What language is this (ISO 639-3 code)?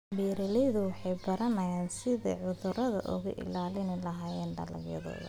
som